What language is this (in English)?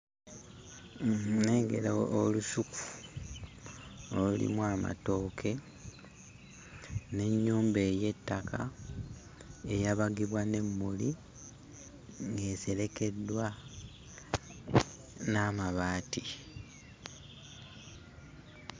Ganda